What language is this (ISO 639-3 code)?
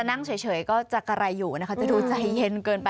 tha